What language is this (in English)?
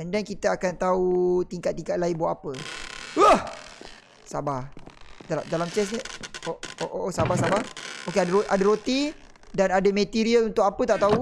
Malay